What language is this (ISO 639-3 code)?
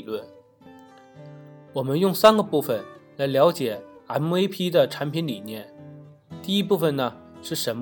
zho